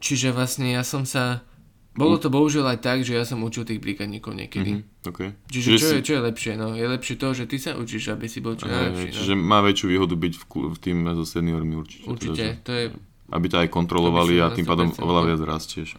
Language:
Slovak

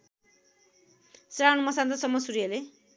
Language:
Nepali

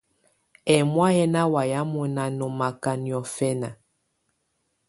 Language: Tunen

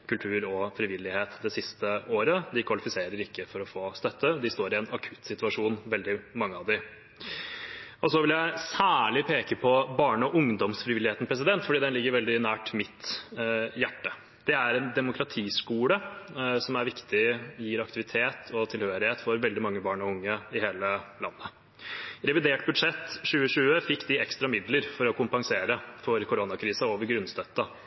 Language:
Norwegian Bokmål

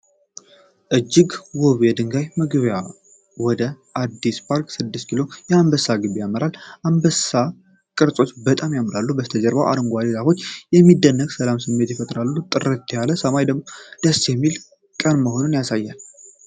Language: Amharic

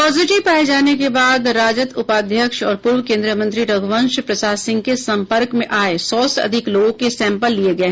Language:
Hindi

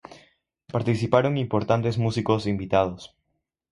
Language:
Spanish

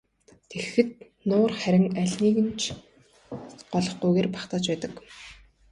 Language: Mongolian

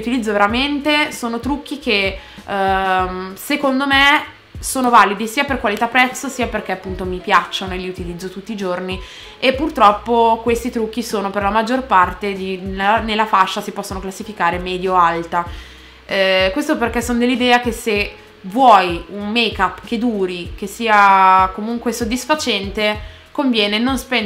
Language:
Italian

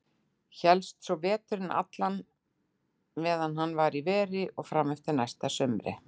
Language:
Icelandic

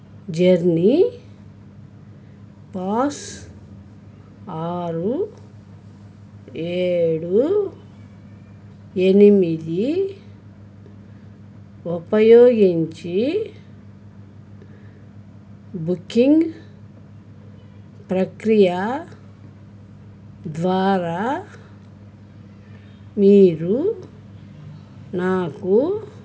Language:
Telugu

